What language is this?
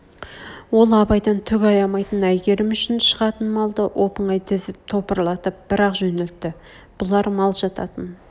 Kazakh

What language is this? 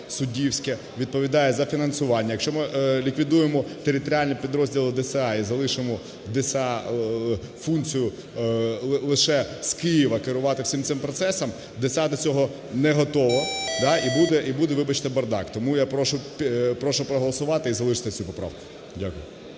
Ukrainian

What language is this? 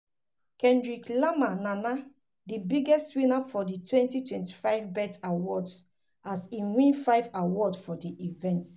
Nigerian Pidgin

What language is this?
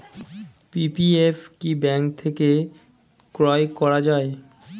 Bangla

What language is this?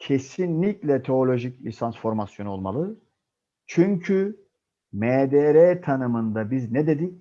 Turkish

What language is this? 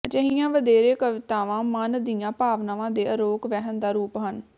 Punjabi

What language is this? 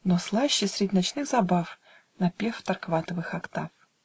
Russian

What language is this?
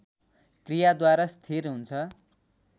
Nepali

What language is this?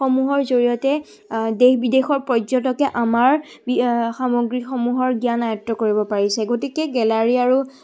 Assamese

